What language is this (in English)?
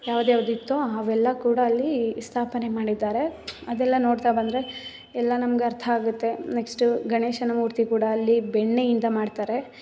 Kannada